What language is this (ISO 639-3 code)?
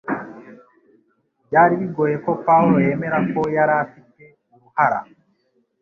kin